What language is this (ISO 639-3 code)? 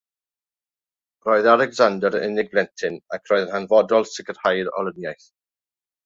cym